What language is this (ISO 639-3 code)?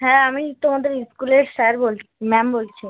ben